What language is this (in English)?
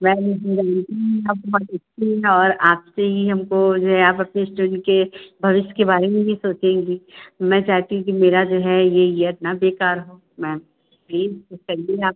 Hindi